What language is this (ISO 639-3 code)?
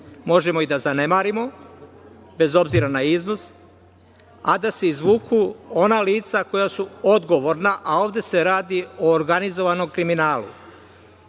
srp